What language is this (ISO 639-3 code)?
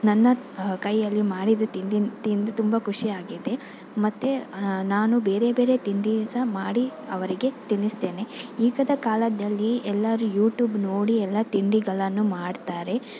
kan